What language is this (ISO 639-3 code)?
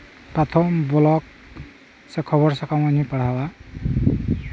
sat